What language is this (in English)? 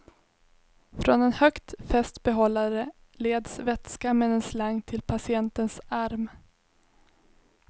Swedish